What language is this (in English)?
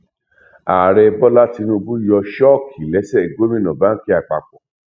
Yoruba